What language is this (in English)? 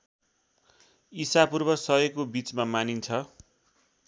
Nepali